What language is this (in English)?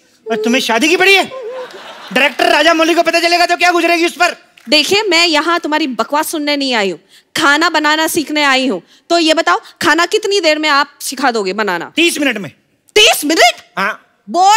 Hindi